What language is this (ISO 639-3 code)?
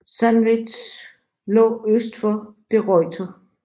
dan